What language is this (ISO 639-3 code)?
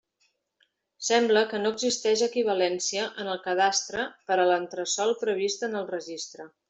cat